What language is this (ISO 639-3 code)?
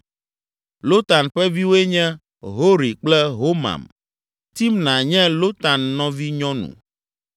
ewe